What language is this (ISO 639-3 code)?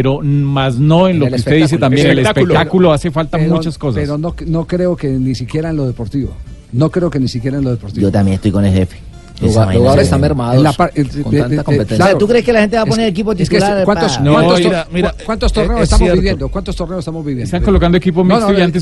spa